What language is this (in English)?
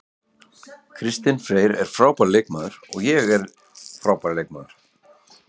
Icelandic